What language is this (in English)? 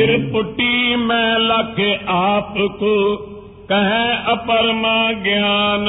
Punjabi